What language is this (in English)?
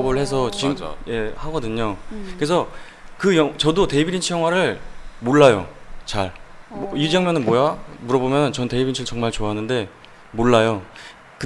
Korean